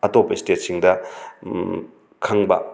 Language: Manipuri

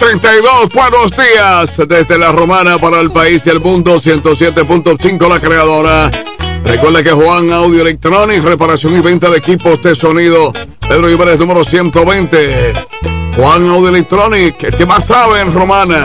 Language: Spanish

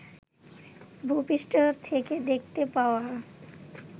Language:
Bangla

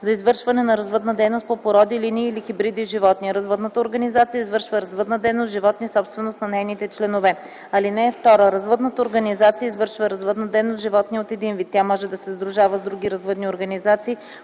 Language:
Bulgarian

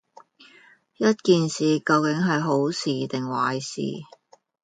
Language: Cantonese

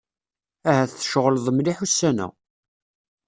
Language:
Kabyle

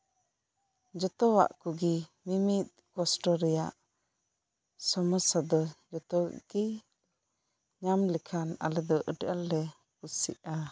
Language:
Santali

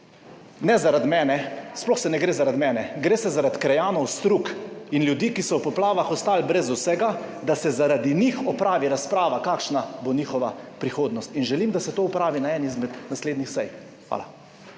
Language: Slovenian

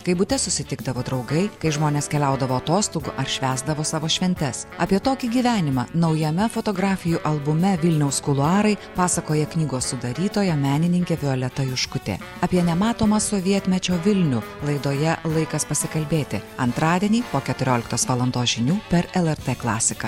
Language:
Lithuanian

